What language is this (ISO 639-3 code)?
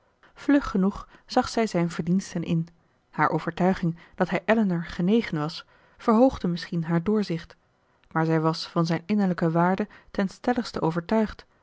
nld